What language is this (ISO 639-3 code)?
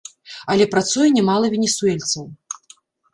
bel